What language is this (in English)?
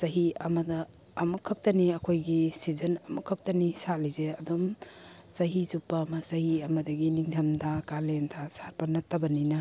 Manipuri